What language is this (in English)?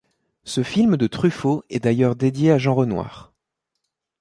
French